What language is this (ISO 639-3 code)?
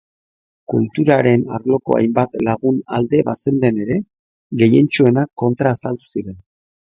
eus